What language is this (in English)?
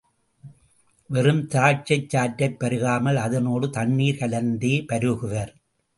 Tamil